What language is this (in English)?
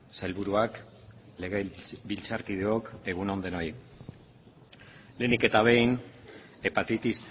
Basque